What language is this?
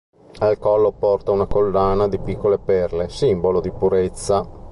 Italian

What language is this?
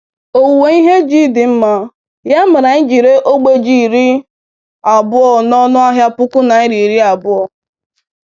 Igbo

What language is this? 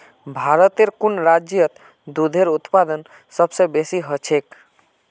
Magahi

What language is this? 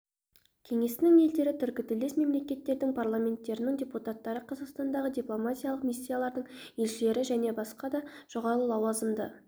Kazakh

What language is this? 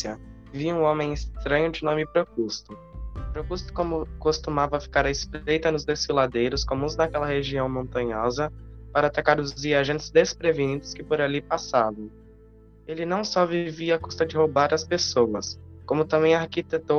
Portuguese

